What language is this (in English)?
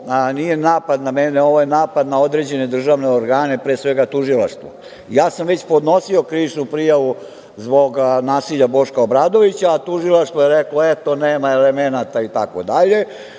Serbian